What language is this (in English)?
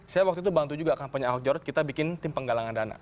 Indonesian